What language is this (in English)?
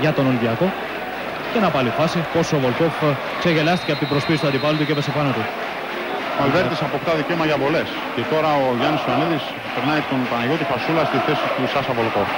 Greek